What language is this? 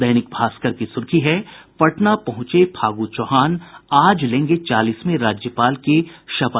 Hindi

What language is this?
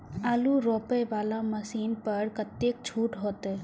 Maithili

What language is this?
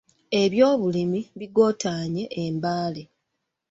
Ganda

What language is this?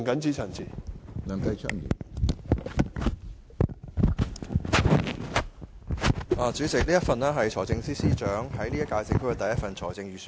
Cantonese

